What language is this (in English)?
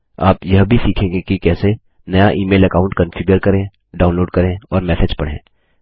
Hindi